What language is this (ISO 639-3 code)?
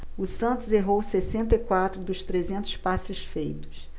por